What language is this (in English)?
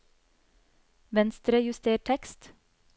Norwegian